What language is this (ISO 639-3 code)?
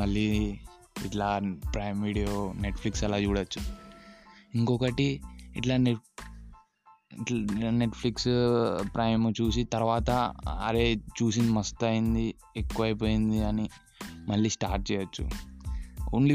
tel